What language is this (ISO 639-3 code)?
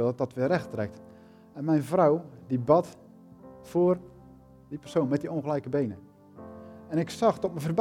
nld